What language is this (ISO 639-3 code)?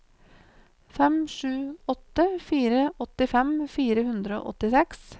nor